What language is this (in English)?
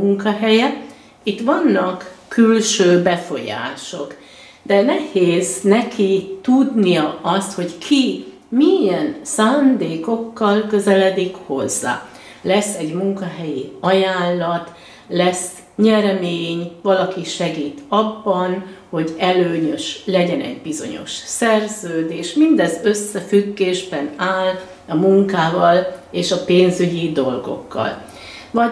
Hungarian